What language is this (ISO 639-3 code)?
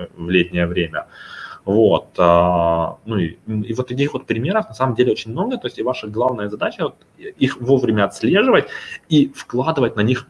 rus